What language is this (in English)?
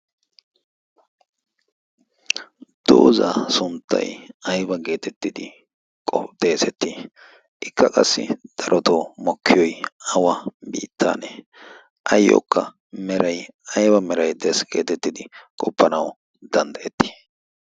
Wolaytta